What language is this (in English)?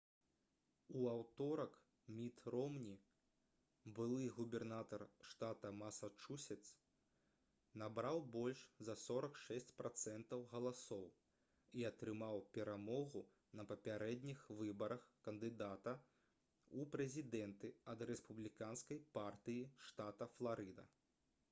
Belarusian